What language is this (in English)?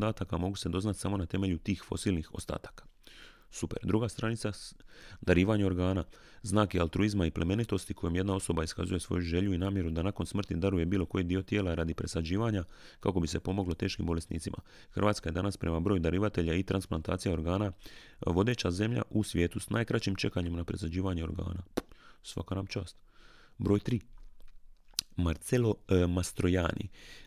Croatian